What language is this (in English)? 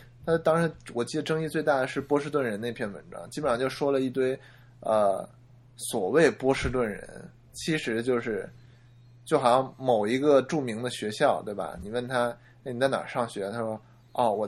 Chinese